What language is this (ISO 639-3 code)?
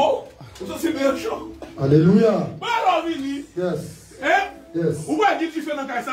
fra